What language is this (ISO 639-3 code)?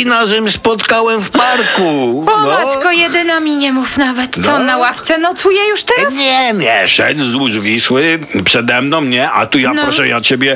pol